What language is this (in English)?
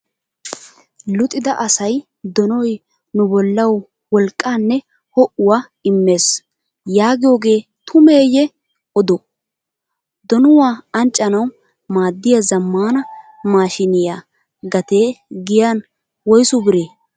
Wolaytta